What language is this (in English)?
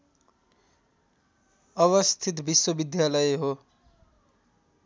Nepali